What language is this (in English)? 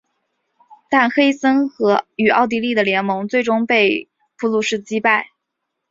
Chinese